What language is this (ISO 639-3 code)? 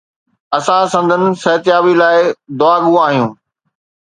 snd